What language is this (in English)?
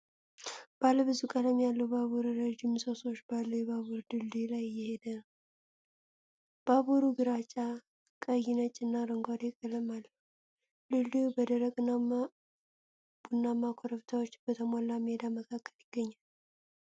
Amharic